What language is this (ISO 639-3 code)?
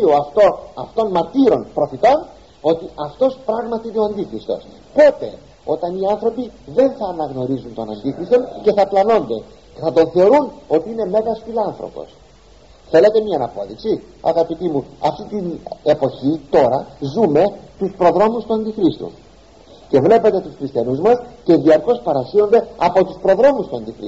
ell